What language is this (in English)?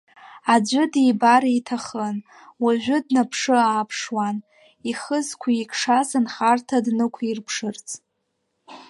Abkhazian